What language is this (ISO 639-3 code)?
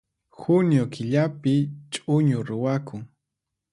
qxp